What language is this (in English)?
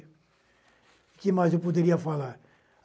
Portuguese